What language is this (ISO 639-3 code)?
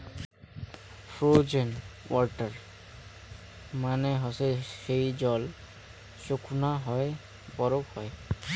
ben